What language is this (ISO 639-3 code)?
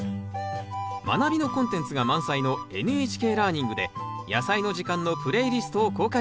jpn